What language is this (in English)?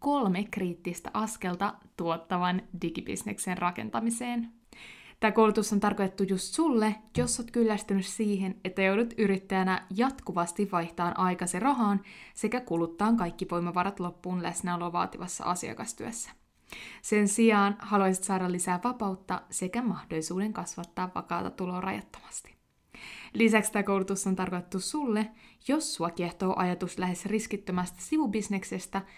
Finnish